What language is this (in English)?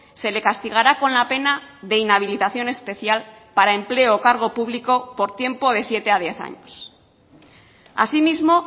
Spanish